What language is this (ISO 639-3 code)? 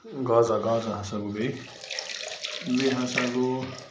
kas